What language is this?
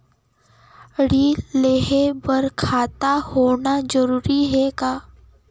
Chhattisgarhi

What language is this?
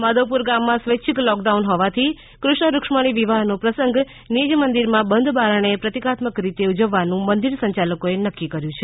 Gujarati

